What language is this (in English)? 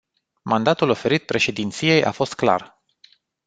Romanian